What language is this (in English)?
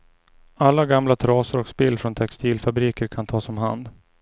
Swedish